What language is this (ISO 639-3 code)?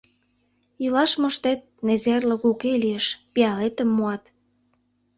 chm